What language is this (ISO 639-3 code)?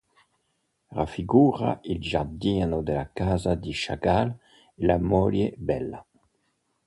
ita